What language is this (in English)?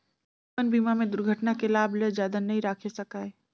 Chhattisgarhi